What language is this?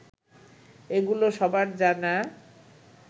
Bangla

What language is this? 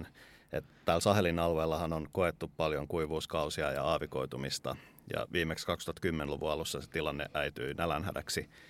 Finnish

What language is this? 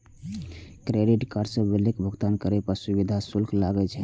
Maithili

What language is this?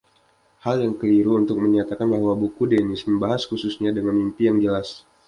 Indonesian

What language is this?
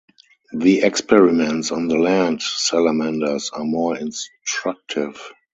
English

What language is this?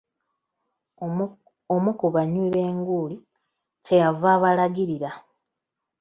Ganda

